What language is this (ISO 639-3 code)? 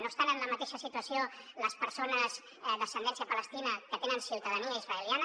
cat